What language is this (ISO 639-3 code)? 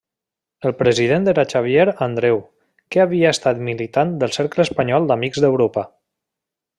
cat